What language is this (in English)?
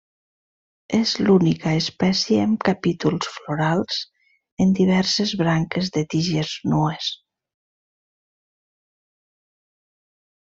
Catalan